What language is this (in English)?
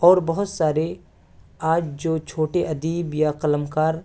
Urdu